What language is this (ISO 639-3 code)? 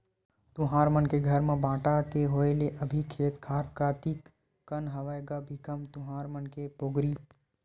hne